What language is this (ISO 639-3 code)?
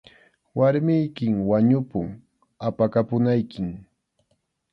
qxu